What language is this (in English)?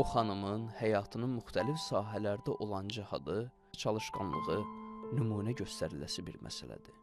Turkish